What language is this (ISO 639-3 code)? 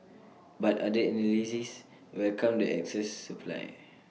eng